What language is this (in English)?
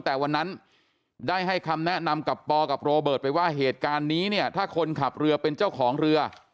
Thai